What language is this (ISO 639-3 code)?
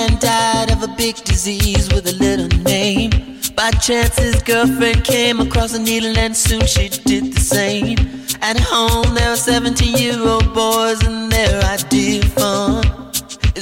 ita